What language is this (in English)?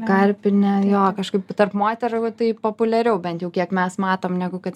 Lithuanian